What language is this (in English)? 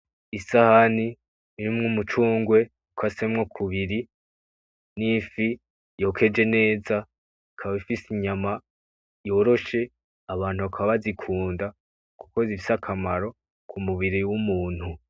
Rundi